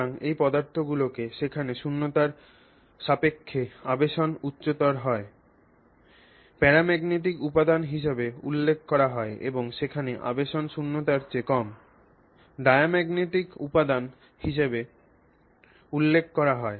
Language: Bangla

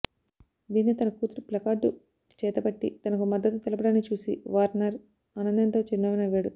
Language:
Telugu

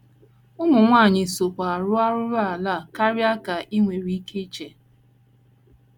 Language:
Igbo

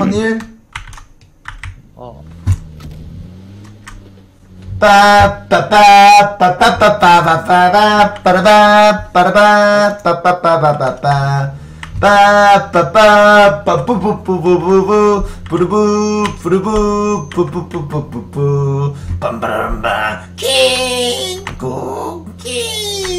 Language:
Korean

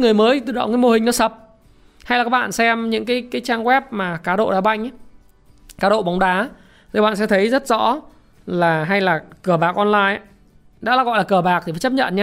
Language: Vietnamese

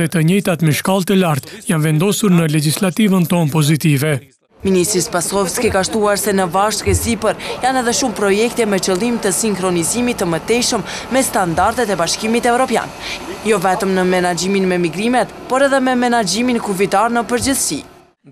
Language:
Romanian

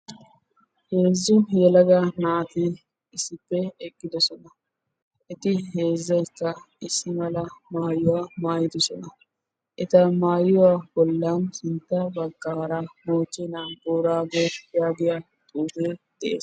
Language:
Wolaytta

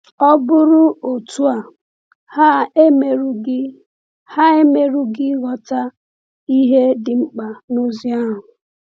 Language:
Igbo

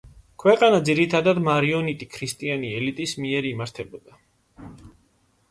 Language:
Georgian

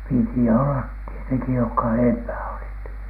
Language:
Finnish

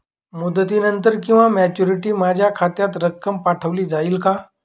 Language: Marathi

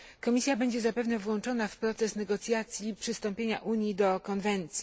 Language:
Polish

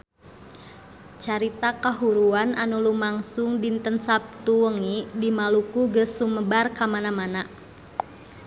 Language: Sundanese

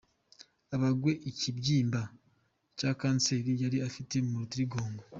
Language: Kinyarwanda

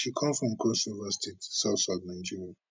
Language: Nigerian Pidgin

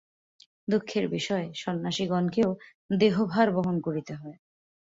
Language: Bangla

